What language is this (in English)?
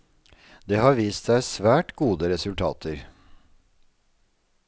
Norwegian